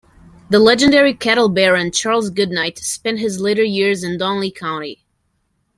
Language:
English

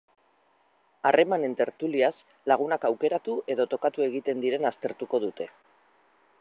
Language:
Basque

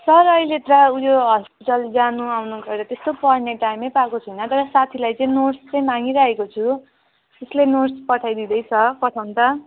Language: Nepali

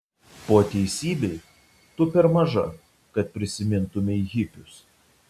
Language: Lithuanian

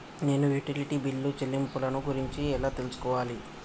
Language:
Telugu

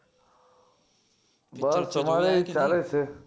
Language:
Gujarati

